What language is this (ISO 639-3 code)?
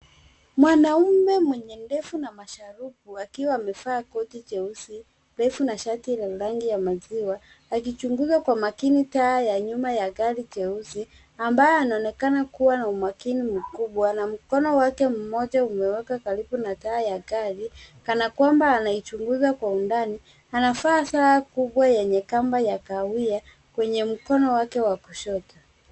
swa